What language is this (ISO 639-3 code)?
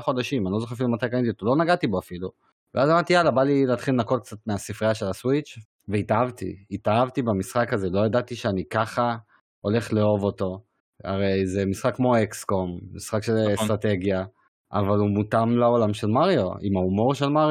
heb